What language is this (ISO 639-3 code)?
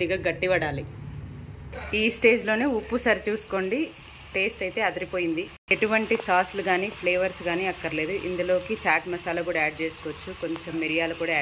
ita